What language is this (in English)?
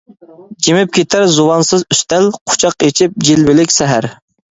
Uyghur